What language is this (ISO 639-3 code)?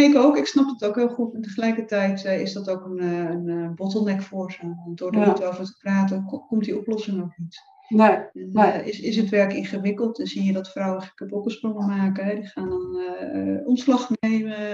nld